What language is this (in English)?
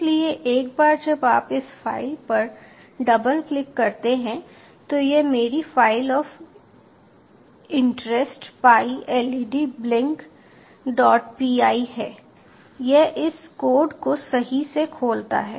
Hindi